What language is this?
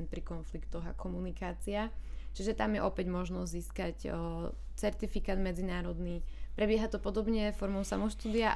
Slovak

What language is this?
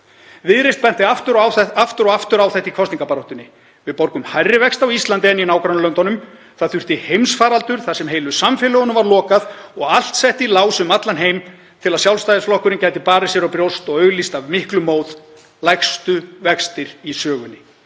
Icelandic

